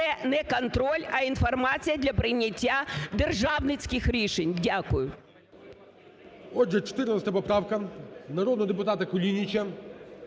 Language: Ukrainian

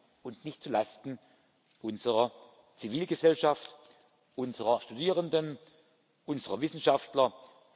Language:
German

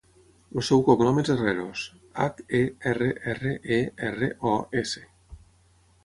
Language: Catalan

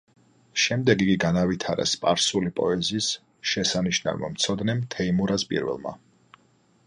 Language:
Georgian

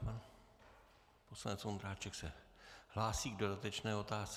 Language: Czech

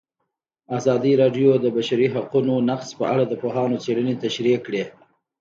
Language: Pashto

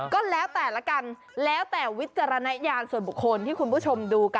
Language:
Thai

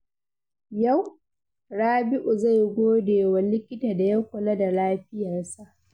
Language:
Hausa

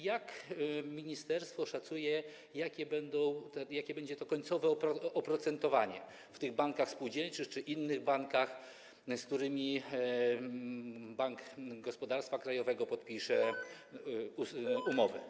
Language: Polish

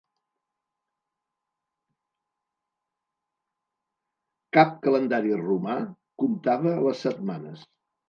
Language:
Catalan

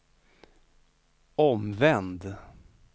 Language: Swedish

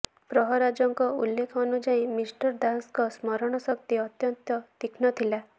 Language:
Odia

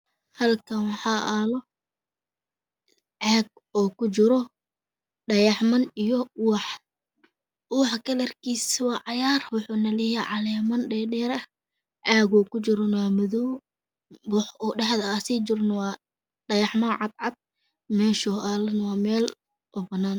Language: Somali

